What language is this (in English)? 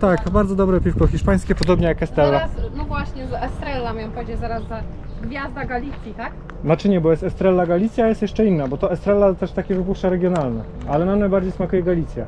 Polish